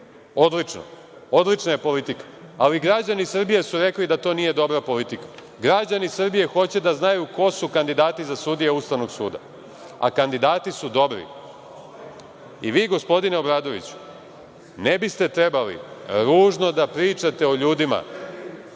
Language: Serbian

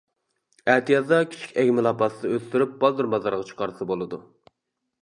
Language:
Uyghur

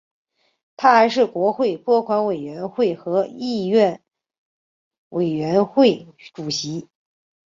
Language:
Chinese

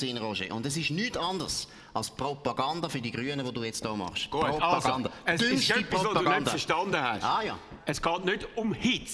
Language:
German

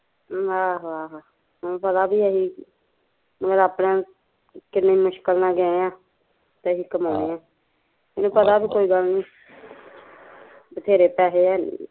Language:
Punjabi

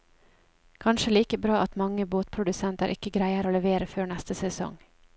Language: Norwegian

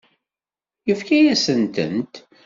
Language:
Kabyle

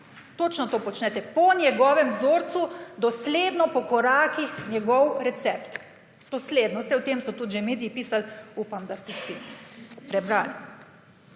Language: Slovenian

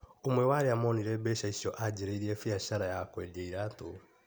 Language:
Kikuyu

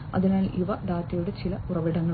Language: Malayalam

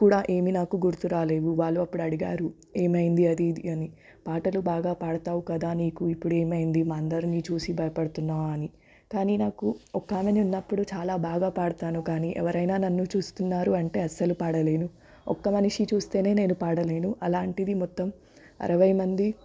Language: Telugu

